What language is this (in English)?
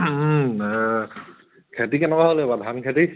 Assamese